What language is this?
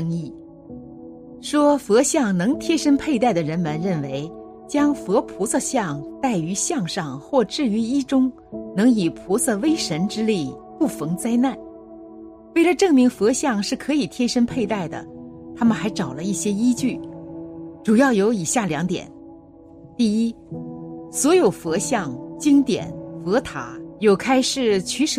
Chinese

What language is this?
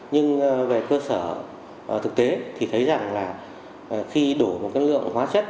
Vietnamese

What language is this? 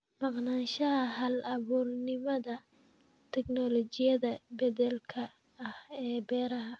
Somali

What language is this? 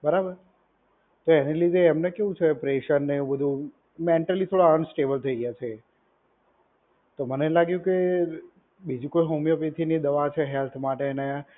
Gujarati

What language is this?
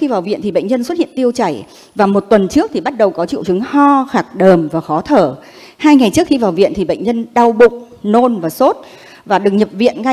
Vietnamese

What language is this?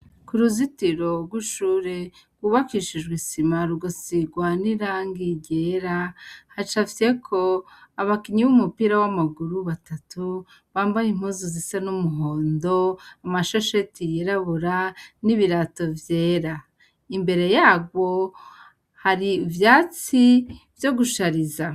Rundi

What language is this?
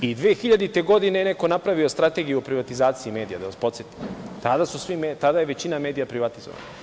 Serbian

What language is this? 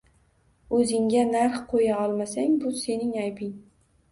Uzbek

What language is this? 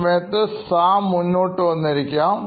Malayalam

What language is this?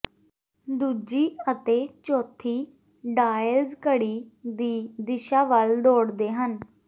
Punjabi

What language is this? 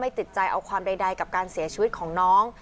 Thai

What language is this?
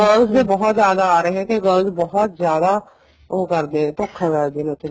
Punjabi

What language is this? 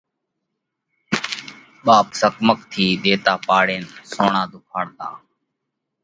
Parkari Koli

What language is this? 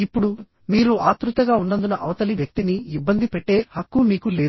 Telugu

